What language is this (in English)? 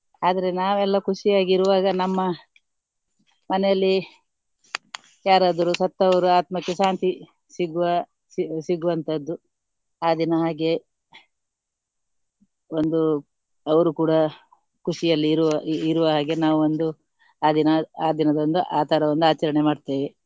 Kannada